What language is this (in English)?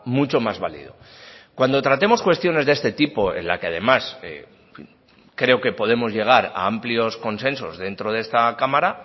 Spanish